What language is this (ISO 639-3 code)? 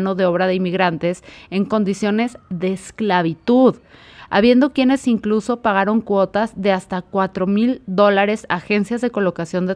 spa